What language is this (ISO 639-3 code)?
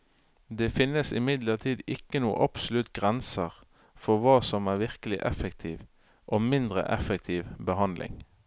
nor